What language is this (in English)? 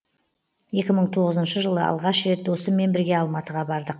Kazakh